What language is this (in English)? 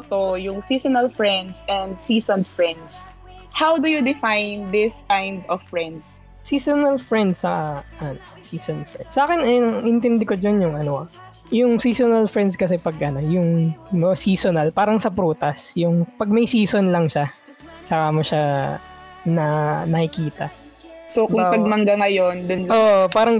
Filipino